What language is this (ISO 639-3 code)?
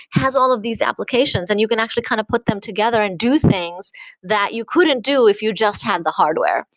eng